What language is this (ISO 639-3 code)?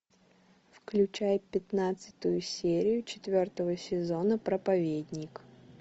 rus